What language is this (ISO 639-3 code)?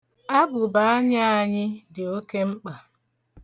ibo